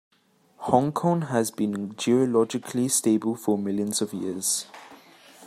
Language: English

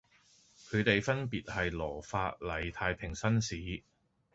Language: Cantonese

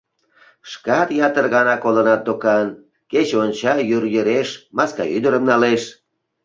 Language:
Mari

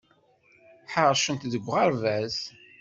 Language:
Kabyle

